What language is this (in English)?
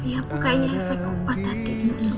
Indonesian